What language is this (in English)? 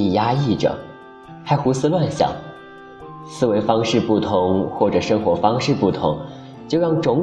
Chinese